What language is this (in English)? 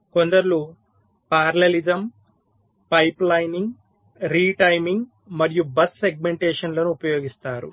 Telugu